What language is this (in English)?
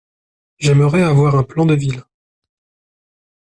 French